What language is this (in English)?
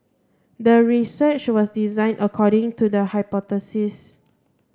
English